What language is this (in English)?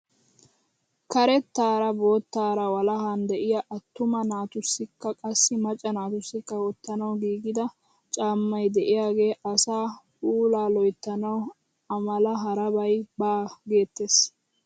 Wolaytta